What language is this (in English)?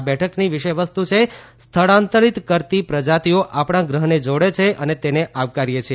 Gujarati